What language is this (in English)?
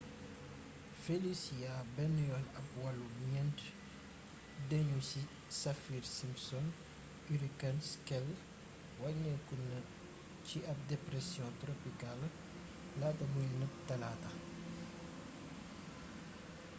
Wolof